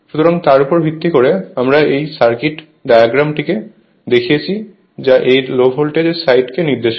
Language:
Bangla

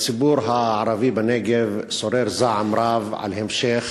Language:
Hebrew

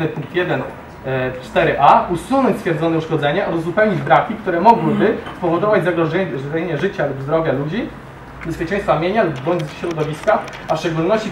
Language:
Polish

